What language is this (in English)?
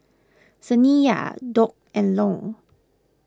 English